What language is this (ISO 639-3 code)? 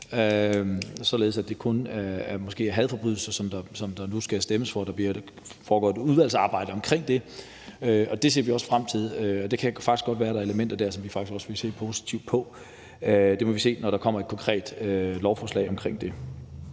dan